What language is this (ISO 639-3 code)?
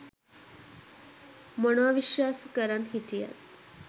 sin